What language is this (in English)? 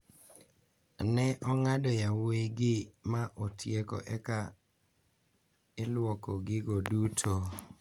Luo (Kenya and Tanzania)